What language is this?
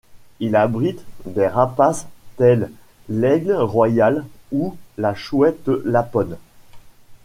French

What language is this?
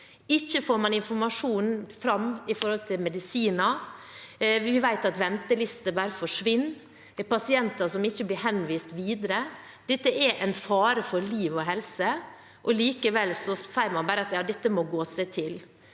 Norwegian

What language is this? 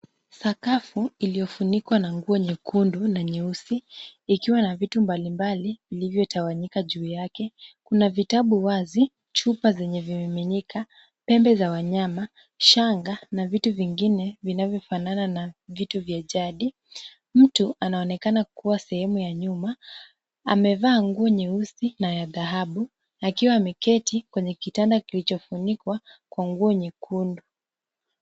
Swahili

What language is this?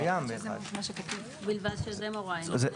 Hebrew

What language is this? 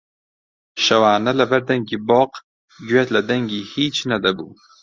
Central Kurdish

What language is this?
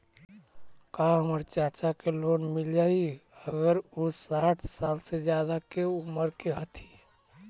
Magahi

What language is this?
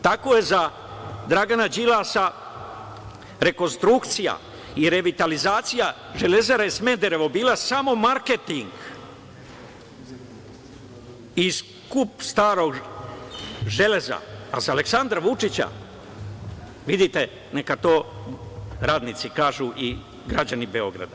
Serbian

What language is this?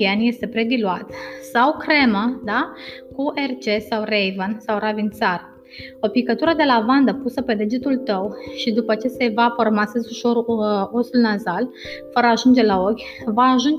Romanian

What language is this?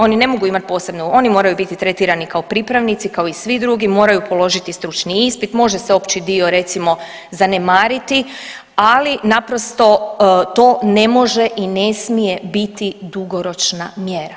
Croatian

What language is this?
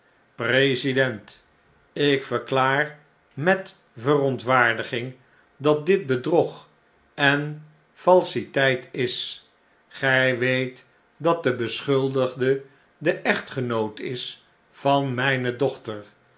Dutch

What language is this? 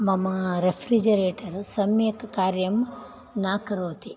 Sanskrit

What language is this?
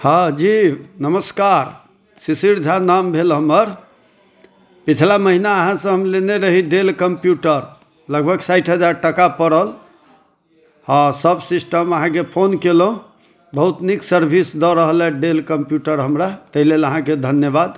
Maithili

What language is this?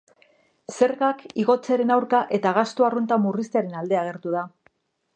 Basque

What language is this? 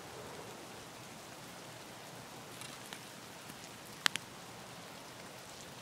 Russian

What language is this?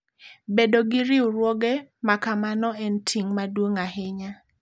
Luo (Kenya and Tanzania)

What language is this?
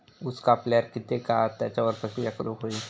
Marathi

